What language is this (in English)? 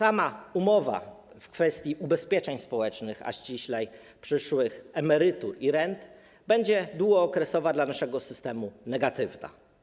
Polish